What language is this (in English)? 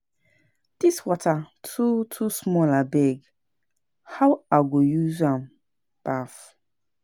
Nigerian Pidgin